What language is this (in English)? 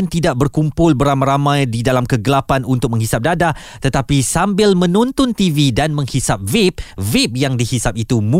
Malay